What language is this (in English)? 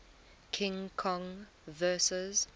English